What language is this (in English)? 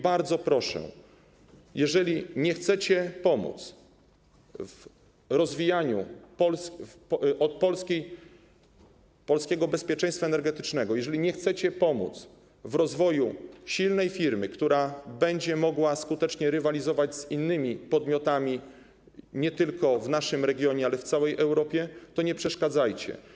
Polish